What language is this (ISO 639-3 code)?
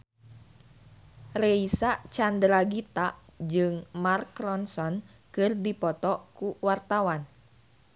sun